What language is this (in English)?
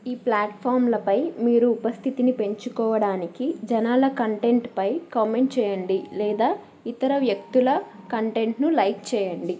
Telugu